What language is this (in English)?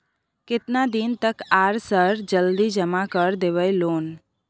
Maithili